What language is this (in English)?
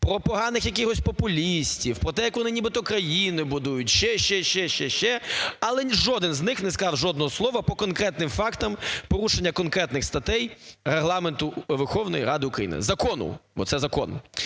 Ukrainian